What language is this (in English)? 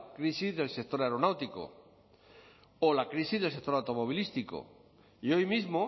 Spanish